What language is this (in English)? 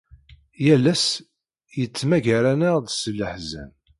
Kabyle